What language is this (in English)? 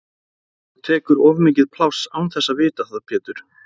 Icelandic